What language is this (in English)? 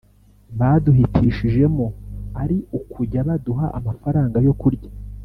Kinyarwanda